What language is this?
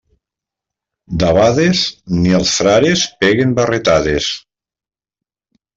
Catalan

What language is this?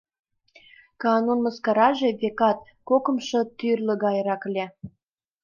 Mari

